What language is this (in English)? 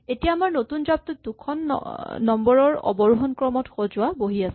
Assamese